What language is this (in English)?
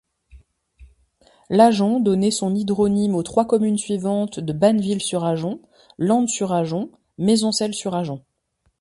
French